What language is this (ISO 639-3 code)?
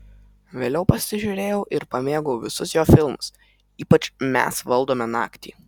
lit